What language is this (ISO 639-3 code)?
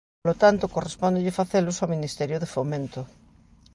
glg